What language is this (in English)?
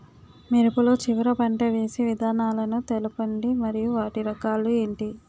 Telugu